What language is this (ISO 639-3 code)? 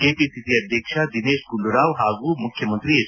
kan